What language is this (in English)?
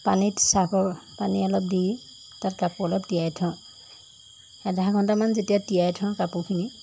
Assamese